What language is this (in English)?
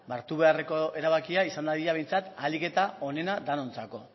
Basque